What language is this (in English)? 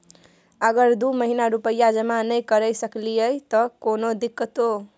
Maithili